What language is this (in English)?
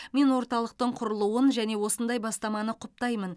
Kazakh